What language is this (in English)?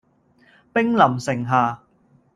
Cantonese